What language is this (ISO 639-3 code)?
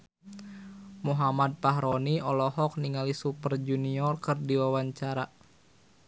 sun